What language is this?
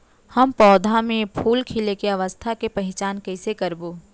Chhattisgarhi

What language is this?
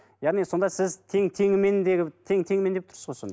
Kazakh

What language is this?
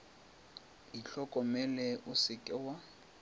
Northern Sotho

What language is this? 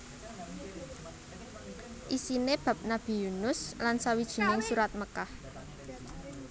Javanese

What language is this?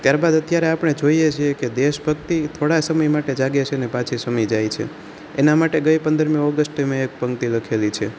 Gujarati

